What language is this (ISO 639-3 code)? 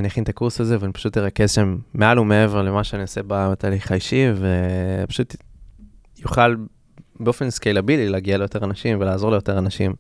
heb